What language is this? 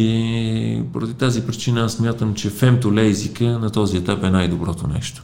Bulgarian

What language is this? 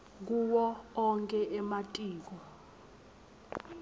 Swati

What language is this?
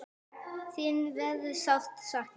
Icelandic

